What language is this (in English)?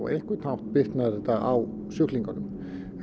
Icelandic